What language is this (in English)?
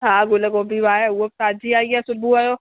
Sindhi